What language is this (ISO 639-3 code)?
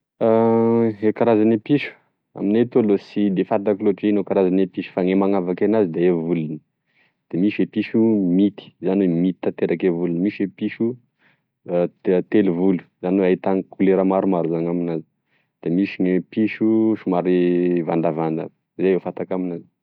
tkg